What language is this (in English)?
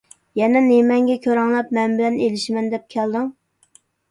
Uyghur